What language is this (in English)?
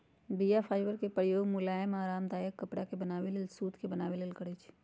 Magahi